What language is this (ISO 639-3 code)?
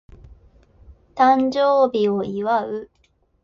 jpn